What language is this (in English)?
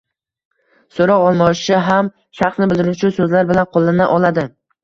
Uzbek